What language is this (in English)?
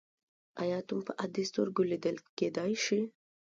Pashto